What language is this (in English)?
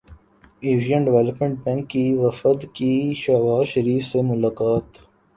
Urdu